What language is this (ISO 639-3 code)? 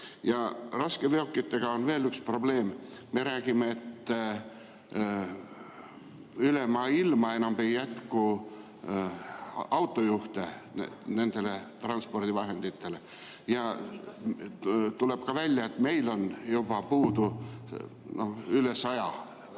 est